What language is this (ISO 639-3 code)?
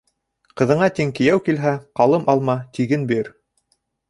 bak